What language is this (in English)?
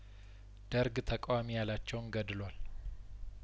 Amharic